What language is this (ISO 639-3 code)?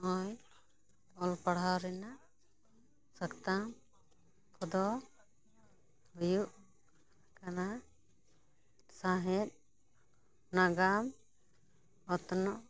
sat